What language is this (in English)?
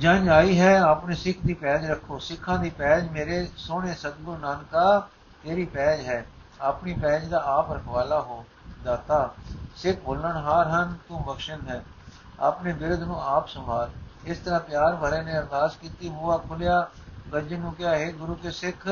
Punjabi